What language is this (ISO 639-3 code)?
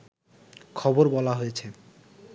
ben